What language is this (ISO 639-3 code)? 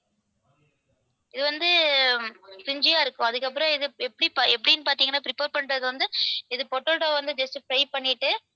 tam